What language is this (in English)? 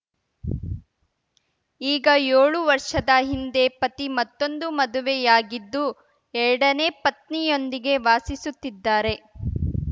Kannada